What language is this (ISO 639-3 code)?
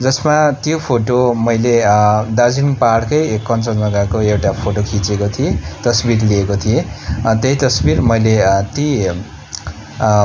nep